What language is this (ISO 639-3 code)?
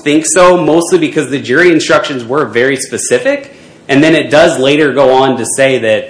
eng